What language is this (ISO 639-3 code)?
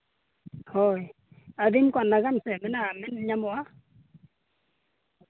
sat